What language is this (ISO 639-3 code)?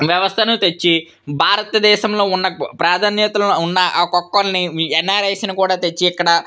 tel